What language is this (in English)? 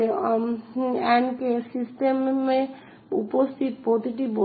Bangla